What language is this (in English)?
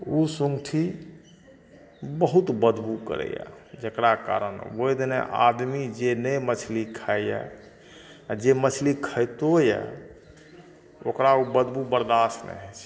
Maithili